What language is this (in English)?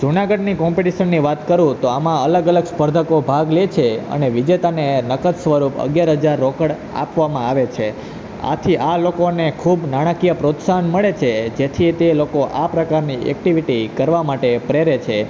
Gujarati